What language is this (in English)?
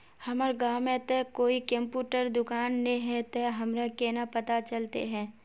Magahi